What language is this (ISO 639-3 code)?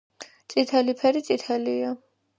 kat